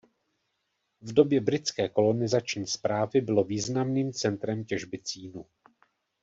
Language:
Czech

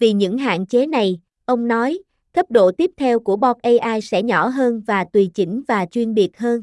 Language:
Vietnamese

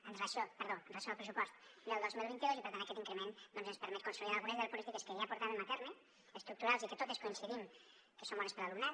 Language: Catalan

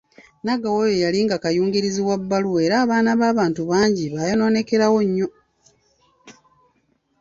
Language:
Ganda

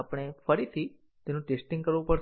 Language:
Gujarati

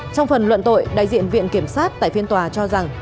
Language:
Vietnamese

